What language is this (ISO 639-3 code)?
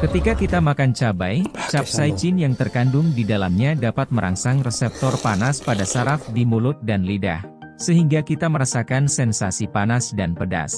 ind